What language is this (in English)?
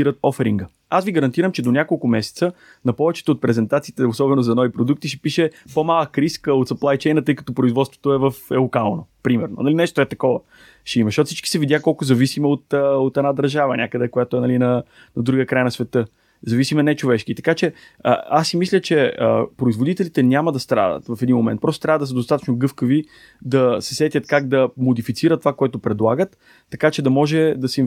Bulgarian